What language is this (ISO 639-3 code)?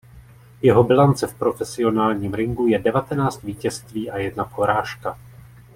ces